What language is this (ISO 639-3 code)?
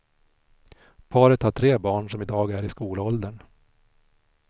swe